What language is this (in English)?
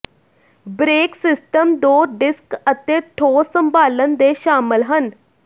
Punjabi